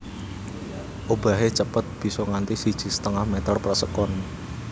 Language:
Javanese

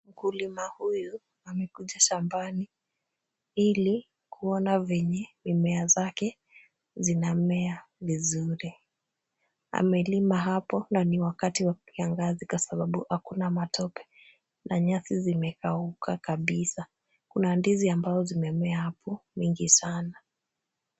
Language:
Swahili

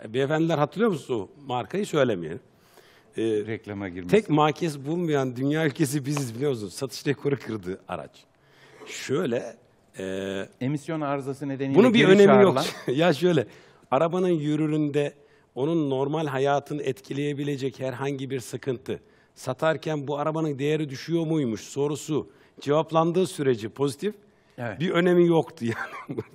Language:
Turkish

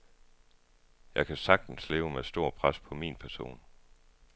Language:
Danish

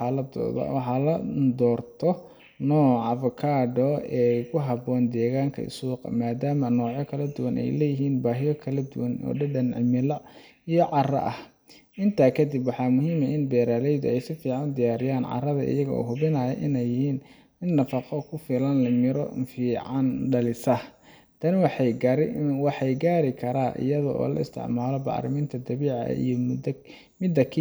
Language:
Somali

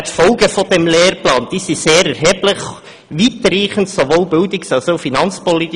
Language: Swiss German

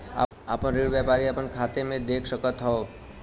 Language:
Bhojpuri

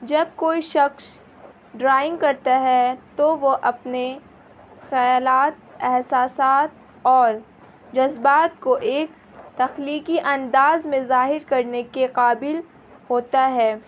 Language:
Urdu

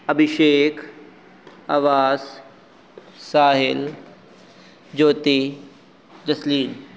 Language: Punjabi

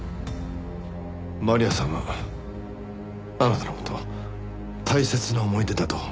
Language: Japanese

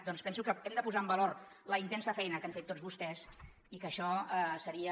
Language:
Catalan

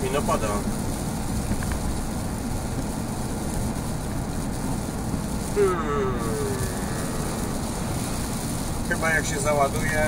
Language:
Polish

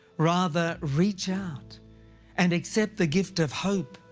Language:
English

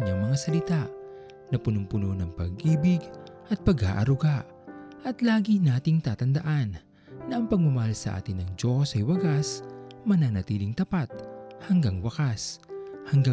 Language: Filipino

